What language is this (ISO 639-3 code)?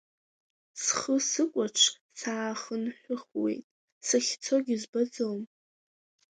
abk